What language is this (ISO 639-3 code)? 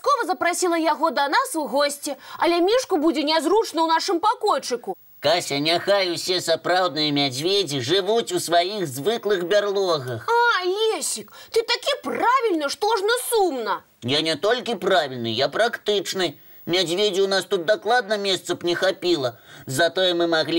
rus